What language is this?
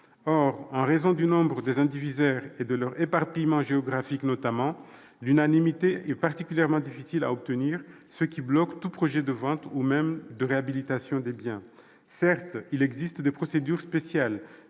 French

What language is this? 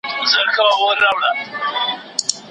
Pashto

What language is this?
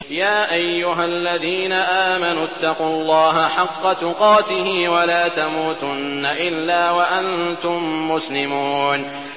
Arabic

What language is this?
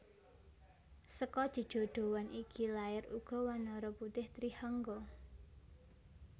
Javanese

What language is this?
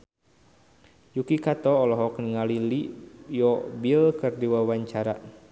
Sundanese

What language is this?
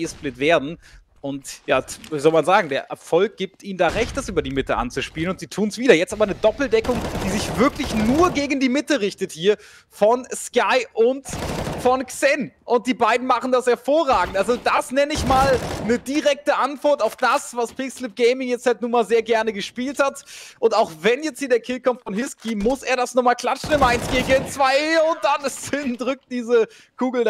German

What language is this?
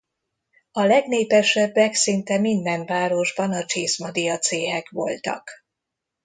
Hungarian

